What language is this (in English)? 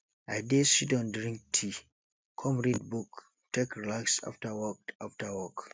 Nigerian Pidgin